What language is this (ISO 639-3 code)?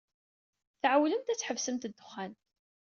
kab